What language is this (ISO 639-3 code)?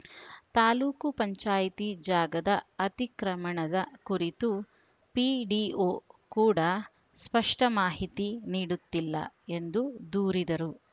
kan